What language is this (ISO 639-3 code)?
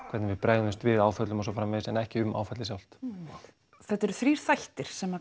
isl